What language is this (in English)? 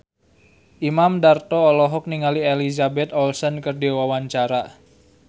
Sundanese